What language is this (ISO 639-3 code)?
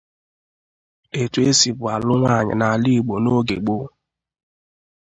ibo